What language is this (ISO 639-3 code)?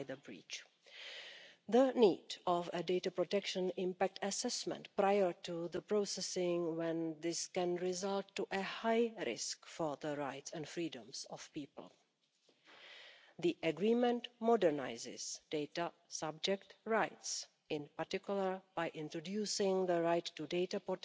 eng